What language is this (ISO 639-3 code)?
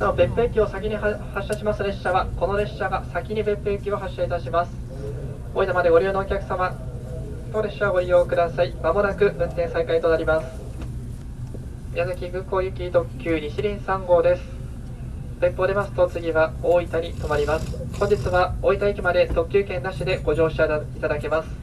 jpn